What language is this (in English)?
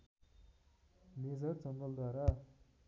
Nepali